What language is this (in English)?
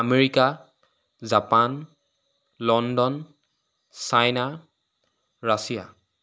Assamese